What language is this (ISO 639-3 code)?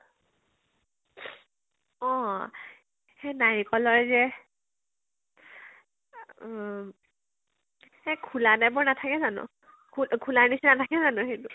asm